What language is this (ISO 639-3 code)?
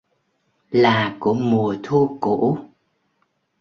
vie